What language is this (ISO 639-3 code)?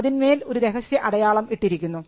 mal